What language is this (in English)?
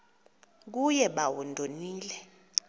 Xhosa